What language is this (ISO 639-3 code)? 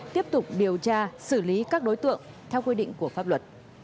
vie